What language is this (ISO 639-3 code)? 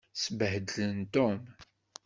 kab